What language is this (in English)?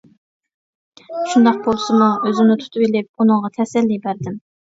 Uyghur